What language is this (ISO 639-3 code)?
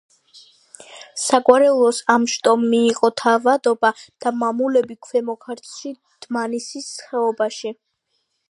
kat